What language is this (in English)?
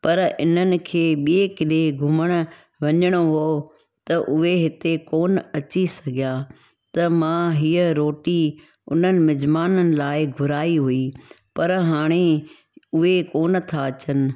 Sindhi